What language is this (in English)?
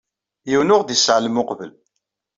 Kabyle